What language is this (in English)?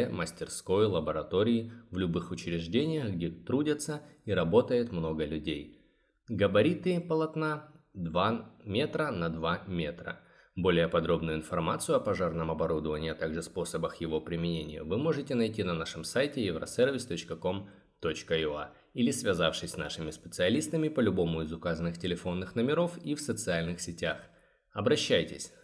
Russian